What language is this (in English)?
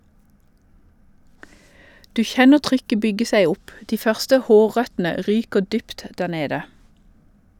Norwegian